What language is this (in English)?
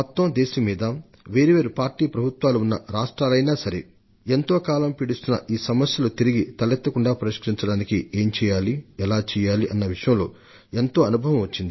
Telugu